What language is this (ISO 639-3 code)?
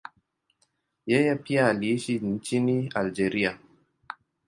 swa